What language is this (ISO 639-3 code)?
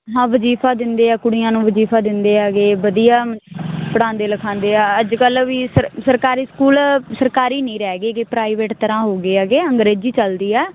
pan